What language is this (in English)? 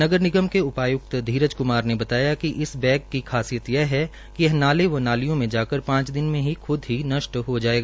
Hindi